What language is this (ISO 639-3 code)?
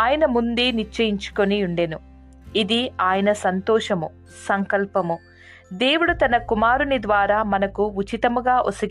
tel